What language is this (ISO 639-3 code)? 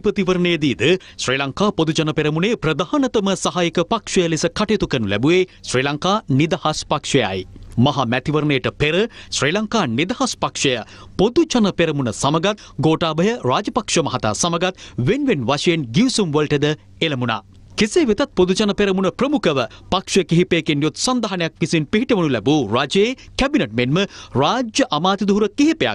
hin